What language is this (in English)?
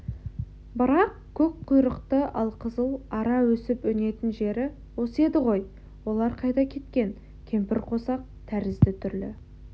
Kazakh